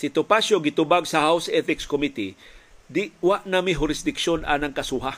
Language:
Filipino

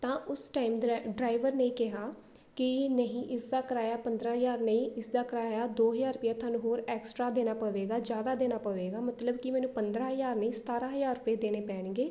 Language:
Punjabi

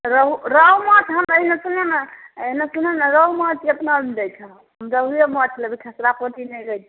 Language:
Maithili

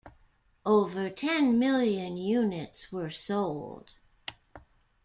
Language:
English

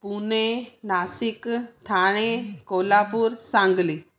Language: Sindhi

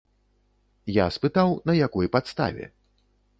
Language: Belarusian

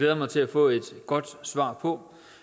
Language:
Danish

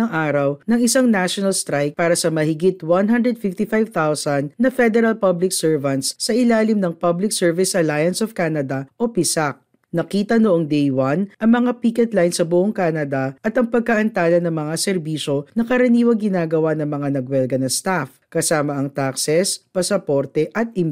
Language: Filipino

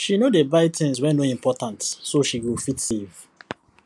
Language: Nigerian Pidgin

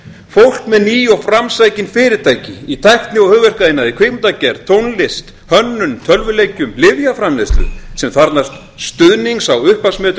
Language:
Icelandic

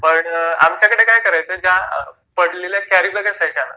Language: Marathi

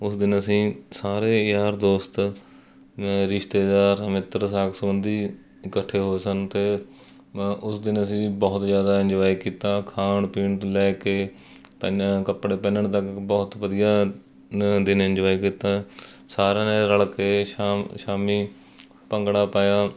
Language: Punjabi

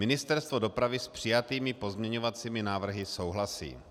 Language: Czech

